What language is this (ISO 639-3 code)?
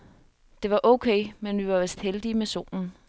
dan